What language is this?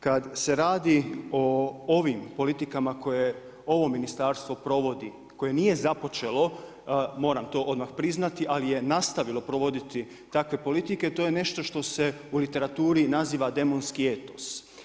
Croatian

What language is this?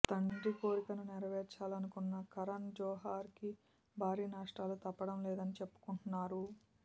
Telugu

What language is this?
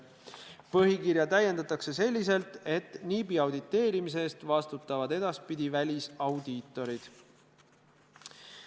Estonian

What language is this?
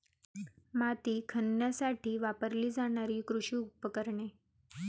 Marathi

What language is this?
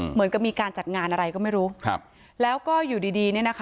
Thai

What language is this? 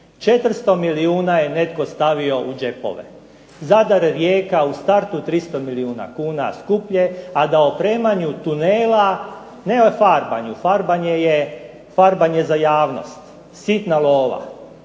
Croatian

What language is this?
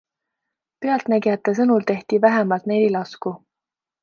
Estonian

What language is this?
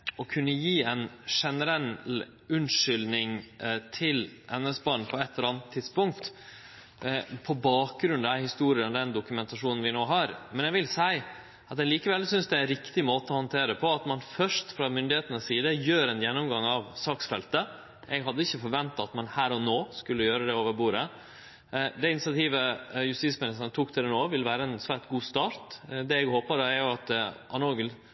Norwegian Nynorsk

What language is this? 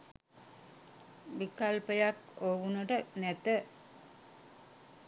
Sinhala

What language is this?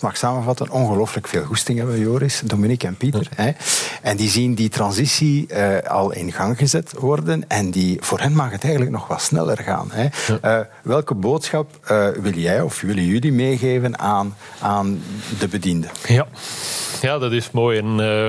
Dutch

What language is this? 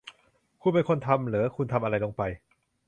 Thai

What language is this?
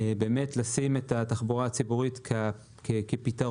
Hebrew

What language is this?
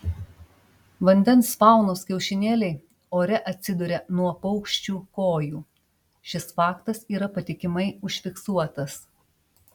Lithuanian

